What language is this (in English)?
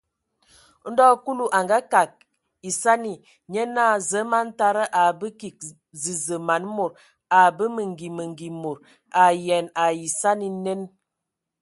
Ewondo